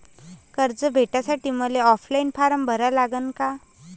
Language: Marathi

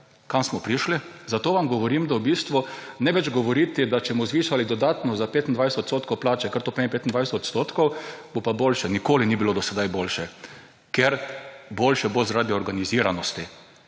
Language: Slovenian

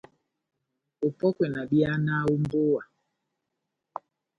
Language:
Batanga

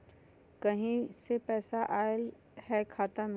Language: Magahi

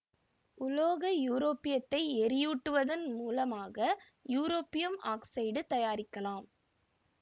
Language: Tamil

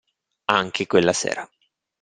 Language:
Italian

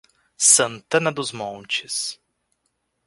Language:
Portuguese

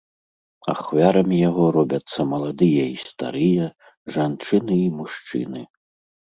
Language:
Belarusian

